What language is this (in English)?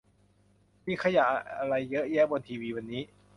Thai